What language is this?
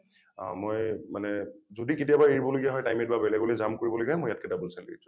Assamese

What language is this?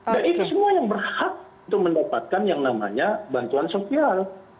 Indonesian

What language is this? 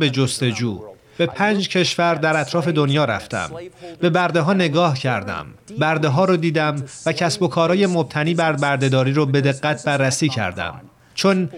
Persian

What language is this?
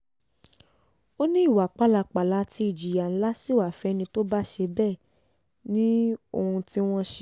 Yoruba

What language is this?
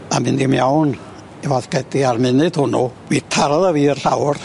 Welsh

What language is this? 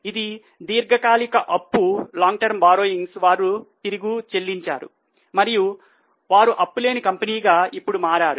Telugu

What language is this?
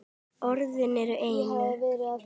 Icelandic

